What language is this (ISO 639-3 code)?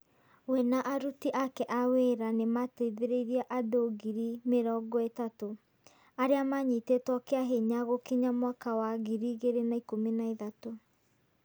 kik